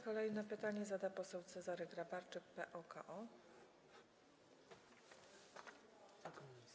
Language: Polish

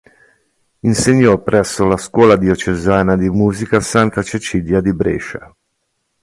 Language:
Italian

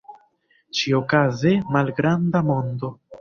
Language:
Esperanto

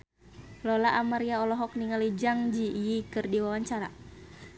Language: Sundanese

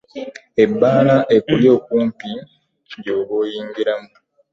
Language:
Ganda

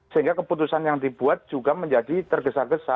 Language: Indonesian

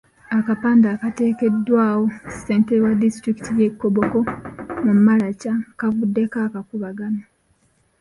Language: Ganda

